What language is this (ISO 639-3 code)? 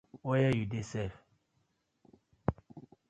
pcm